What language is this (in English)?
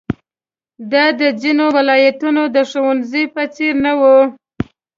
Pashto